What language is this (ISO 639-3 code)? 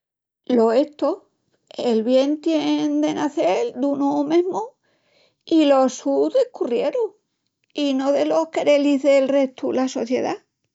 ext